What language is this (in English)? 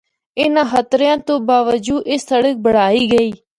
Northern Hindko